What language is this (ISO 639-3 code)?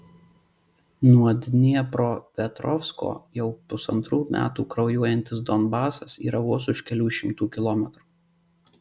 lit